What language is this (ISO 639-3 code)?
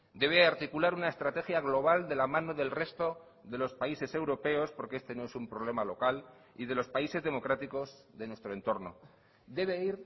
spa